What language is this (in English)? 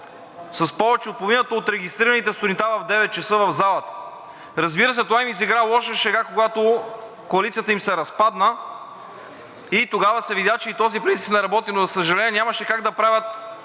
Bulgarian